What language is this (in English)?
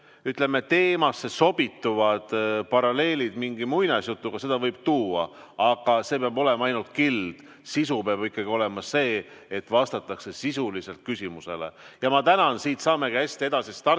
Estonian